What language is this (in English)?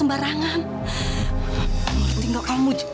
Indonesian